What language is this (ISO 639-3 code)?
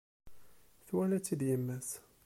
kab